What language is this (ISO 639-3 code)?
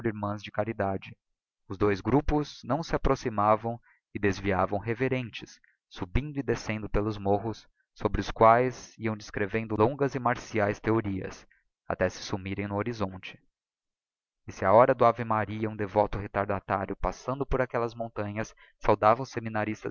por